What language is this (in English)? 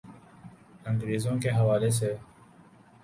Urdu